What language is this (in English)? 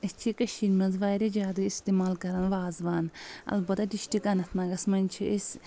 Kashmiri